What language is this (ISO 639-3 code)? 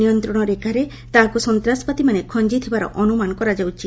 ori